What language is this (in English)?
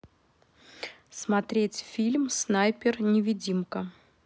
Russian